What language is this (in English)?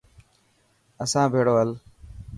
Dhatki